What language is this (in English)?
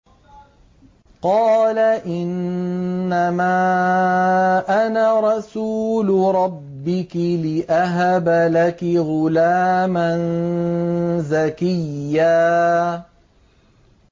Arabic